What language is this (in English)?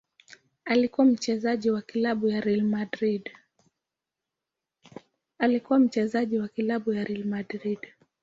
Swahili